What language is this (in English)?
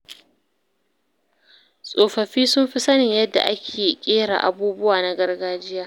Hausa